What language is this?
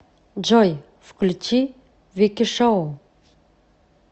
Russian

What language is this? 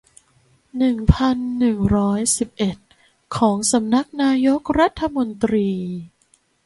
Thai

